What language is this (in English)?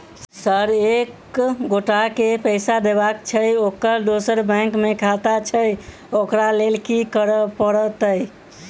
Maithili